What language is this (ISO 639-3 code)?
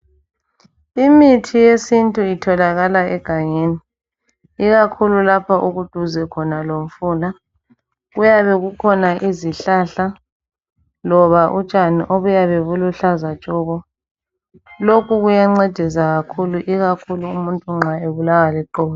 nde